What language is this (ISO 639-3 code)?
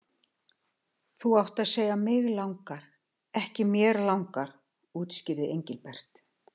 isl